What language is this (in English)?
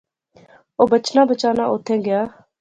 Pahari-Potwari